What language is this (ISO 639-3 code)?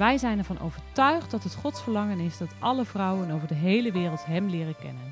nld